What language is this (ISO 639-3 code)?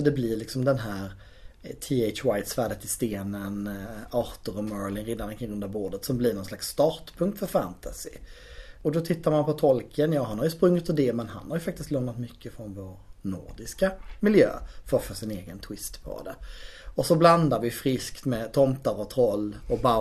swe